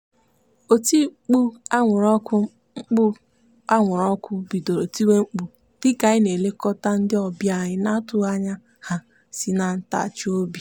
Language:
Igbo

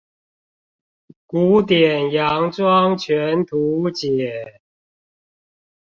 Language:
Chinese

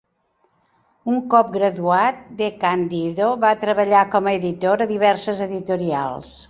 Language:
Catalan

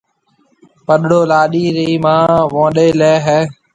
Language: Marwari (Pakistan)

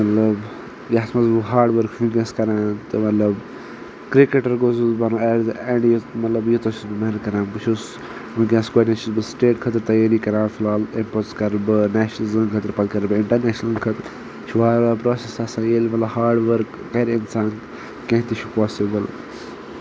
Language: Kashmiri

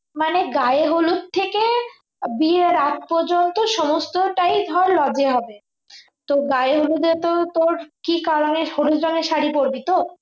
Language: Bangla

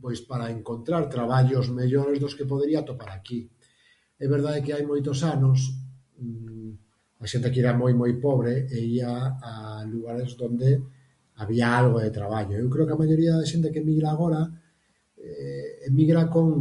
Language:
Galician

